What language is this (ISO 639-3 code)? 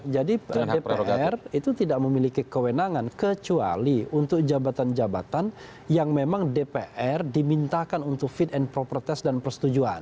ind